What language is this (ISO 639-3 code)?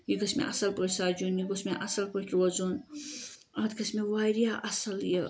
kas